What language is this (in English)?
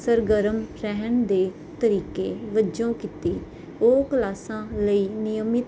Punjabi